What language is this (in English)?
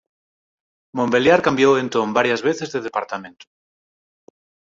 Galician